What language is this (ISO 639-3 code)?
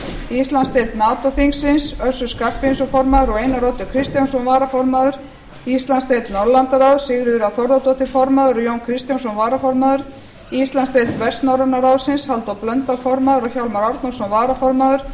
isl